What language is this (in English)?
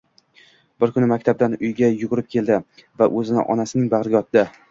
Uzbek